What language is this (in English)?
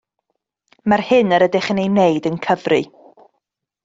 Welsh